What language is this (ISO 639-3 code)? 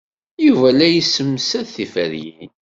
kab